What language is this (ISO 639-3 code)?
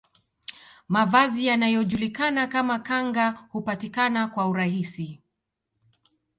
swa